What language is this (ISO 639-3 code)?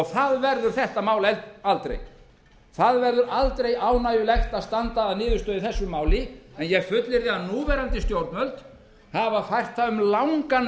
isl